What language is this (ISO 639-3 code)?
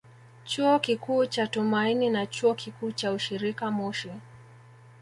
swa